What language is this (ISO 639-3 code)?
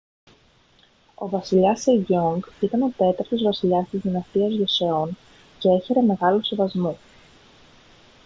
ell